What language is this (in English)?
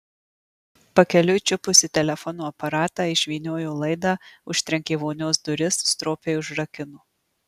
Lithuanian